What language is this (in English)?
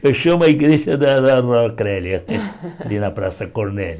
Portuguese